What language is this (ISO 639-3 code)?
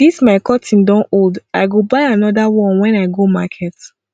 pcm